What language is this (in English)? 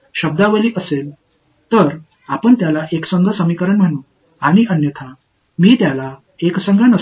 Tamil